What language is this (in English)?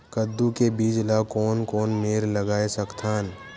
Chhattisgarhi